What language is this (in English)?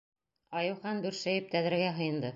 Bashkir